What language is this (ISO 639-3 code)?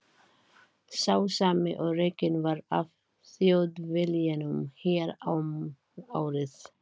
isl